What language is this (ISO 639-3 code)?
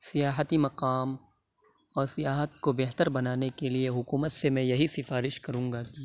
urd